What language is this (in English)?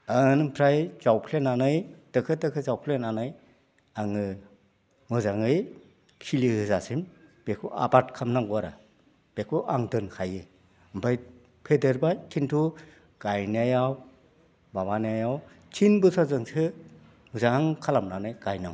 Bodo